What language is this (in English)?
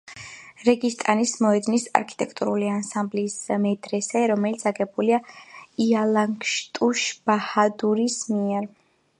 Georgian